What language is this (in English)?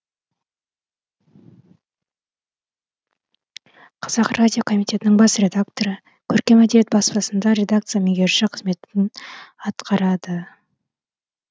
Kazakh